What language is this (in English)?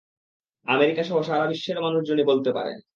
Bangla